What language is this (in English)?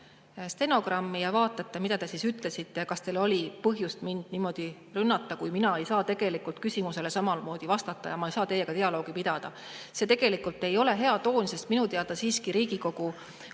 Estonian